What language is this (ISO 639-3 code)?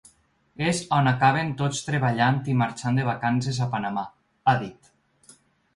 cat